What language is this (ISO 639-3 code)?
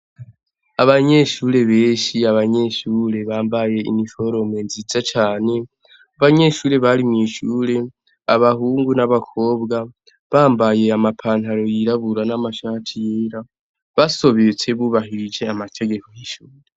run